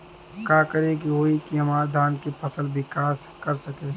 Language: Bhojpuri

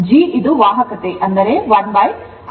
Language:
Kannada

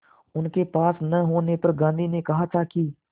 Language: Hindi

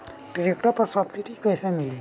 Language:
Bhojpuri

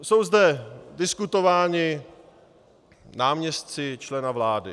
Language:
Czech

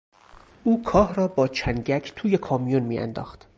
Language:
Persian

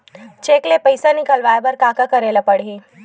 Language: Chhattisgarhi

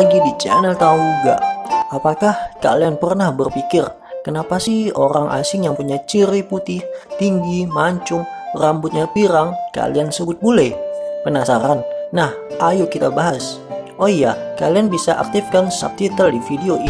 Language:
Indonesian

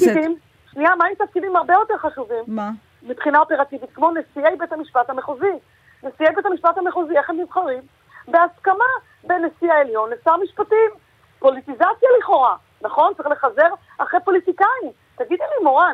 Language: Hebrew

